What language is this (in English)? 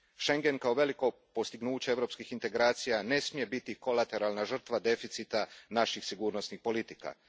Croatian